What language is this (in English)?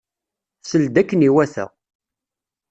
Kabyle